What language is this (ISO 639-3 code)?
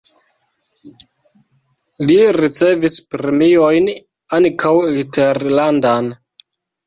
epo